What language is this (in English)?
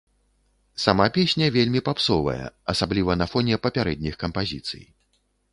Belarusian